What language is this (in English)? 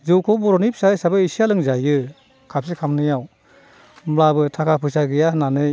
Bodo